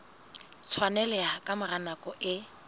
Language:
Southern Sotho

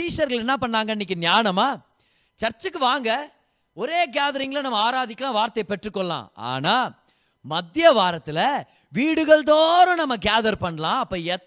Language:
Tamil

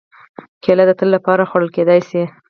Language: Pashto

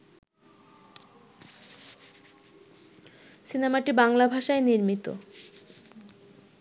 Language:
Bangla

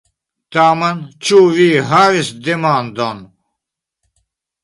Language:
Esperanto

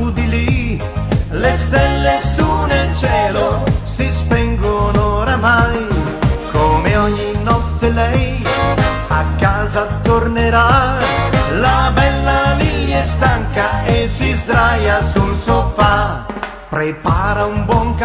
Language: Italian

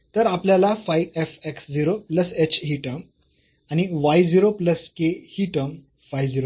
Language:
Marathi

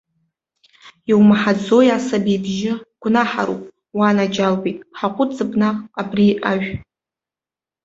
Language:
Abkhazian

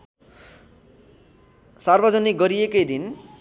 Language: Nepali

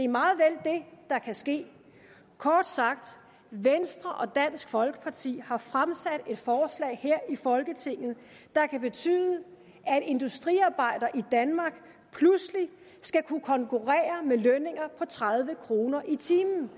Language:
Danish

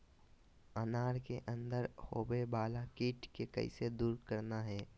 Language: Magahi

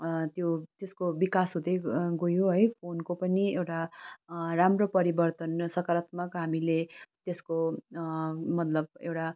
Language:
Nepali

